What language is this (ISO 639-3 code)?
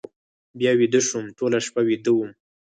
pus